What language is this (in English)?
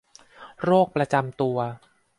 Thai